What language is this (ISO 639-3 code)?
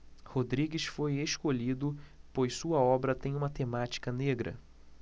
por